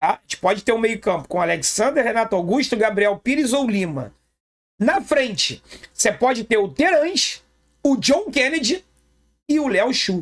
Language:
Portuguese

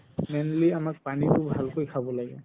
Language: Assamese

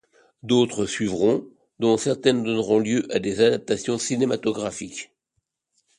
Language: French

